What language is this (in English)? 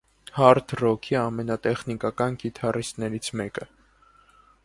Armenian